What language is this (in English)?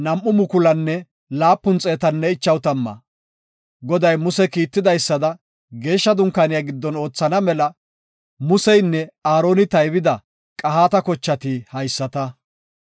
Gofa